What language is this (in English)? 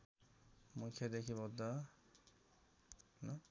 Nepali